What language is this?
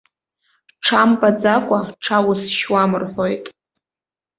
Abkhazian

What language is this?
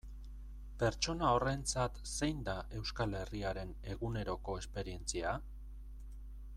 Basque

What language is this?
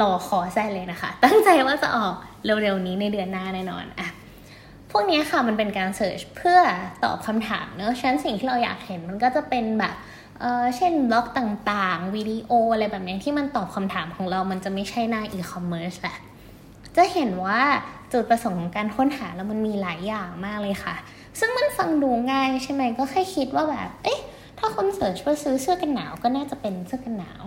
Thai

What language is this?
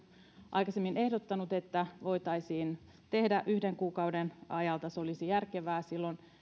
Finnish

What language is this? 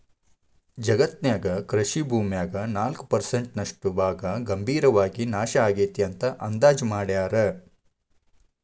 Kannada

